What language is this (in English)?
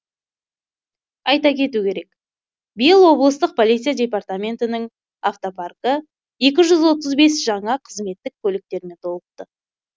Kazakh